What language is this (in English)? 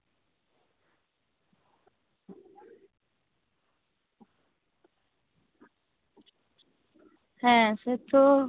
Santali